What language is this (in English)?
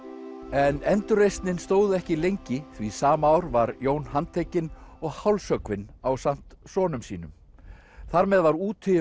Icelandic